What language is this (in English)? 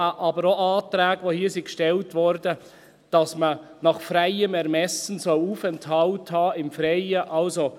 Swiss German